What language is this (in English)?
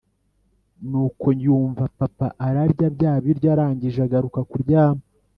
Kinyarwanda